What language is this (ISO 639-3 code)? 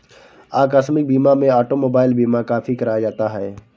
hin